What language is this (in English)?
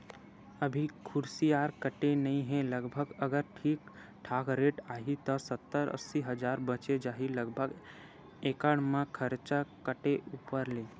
Chhattisgarhi